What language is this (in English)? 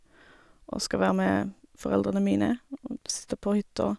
Norwegian